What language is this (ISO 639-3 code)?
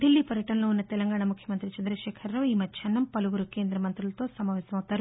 tel